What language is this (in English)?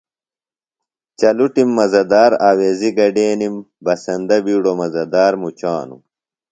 Phalura